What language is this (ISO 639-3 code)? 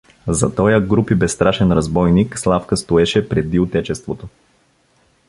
bul